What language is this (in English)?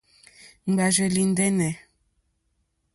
Mokpwe